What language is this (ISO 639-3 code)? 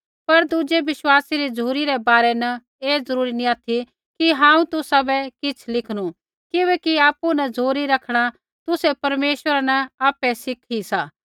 kfx